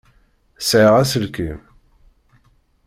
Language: Kabyle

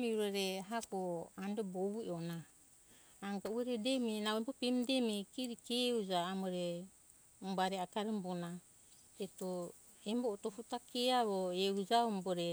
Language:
Hunjara-Kaina Ke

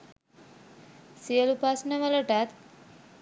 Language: Sinhala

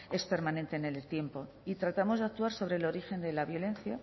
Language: Spanish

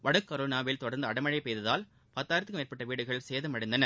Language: Tamil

